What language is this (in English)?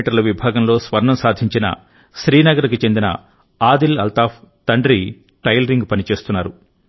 Telugu